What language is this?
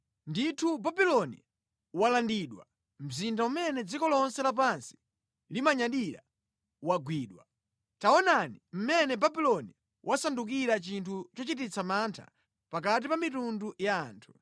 Nyanja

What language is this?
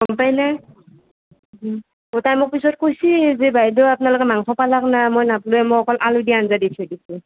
Assamese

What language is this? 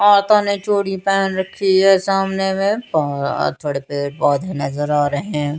Hindi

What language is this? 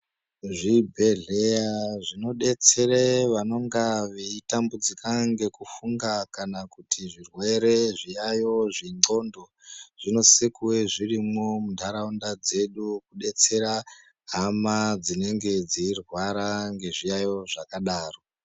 Ndau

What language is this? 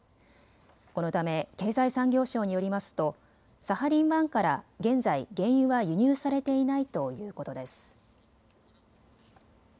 Japanese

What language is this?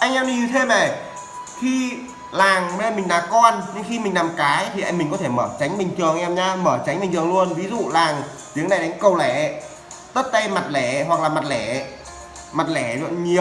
Vietnamese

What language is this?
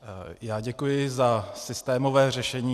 Czech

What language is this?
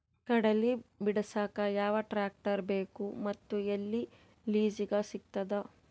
Kannada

